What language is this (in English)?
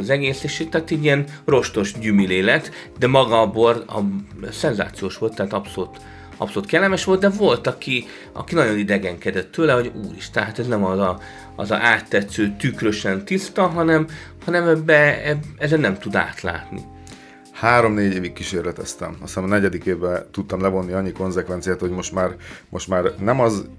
Hungarian